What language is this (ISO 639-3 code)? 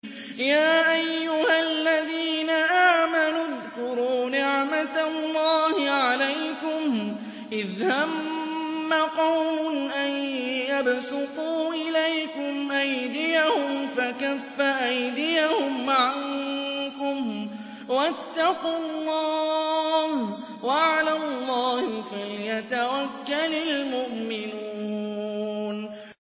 ara